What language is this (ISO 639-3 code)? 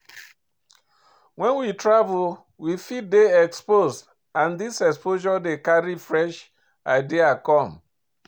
pcm